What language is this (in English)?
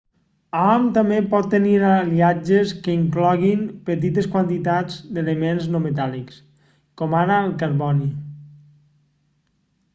Catalan